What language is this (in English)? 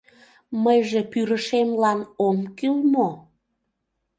Mari